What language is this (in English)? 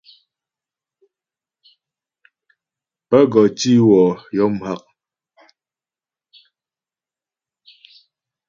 Ghomala